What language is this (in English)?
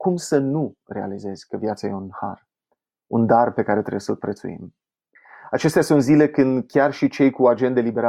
Romanian